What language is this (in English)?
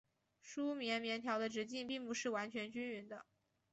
Chinese